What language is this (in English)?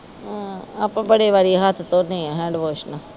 Punjabi